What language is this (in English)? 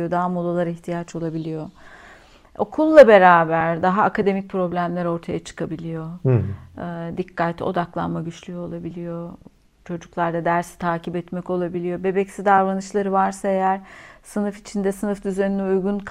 Turkish